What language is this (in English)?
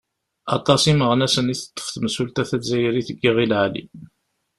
Kabyle